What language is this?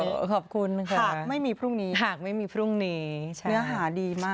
Thai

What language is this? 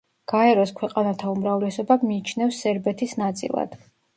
Georgian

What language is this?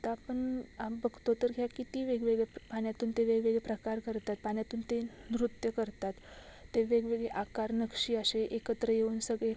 Marathi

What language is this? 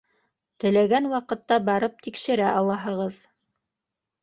Bashkir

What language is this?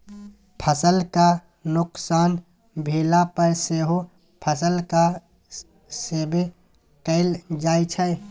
Maithili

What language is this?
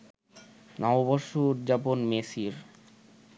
Bangla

